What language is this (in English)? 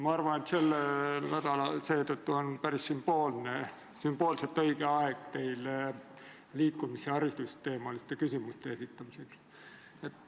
Estonian